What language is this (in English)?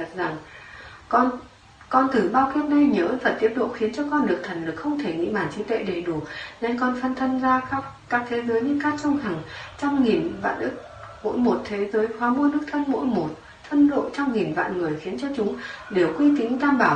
Vietnamese